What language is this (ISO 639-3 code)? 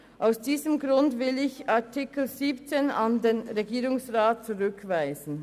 gsw